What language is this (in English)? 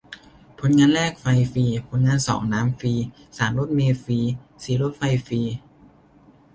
Thai